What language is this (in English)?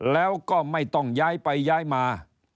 Thai